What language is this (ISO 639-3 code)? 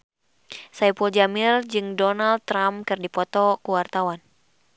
sun